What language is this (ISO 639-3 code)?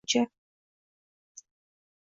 uzb